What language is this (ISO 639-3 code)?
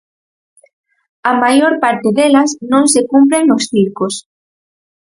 glg